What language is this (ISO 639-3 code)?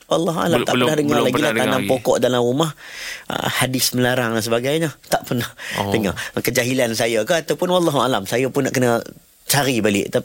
msa